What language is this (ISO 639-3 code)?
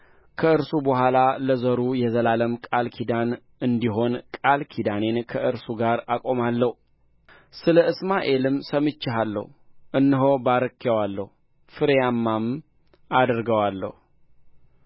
amh